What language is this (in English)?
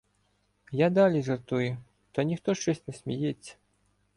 Ukrainian